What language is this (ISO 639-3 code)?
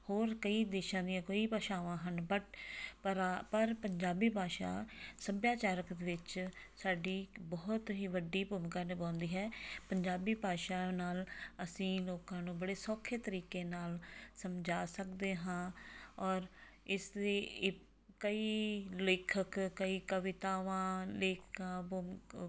pan